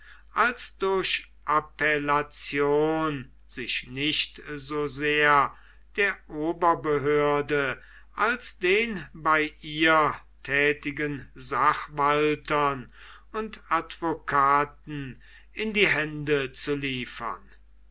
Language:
German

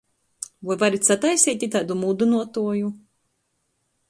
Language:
Latgalian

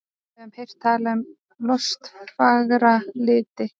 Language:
Icelandic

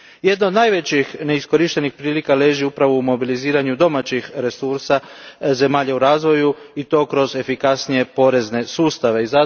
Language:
Croatian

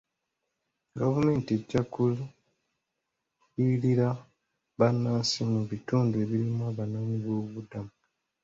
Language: Ganda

